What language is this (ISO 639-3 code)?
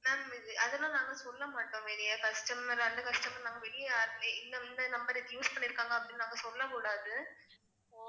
tam